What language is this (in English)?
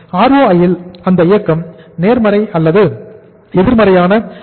Tamil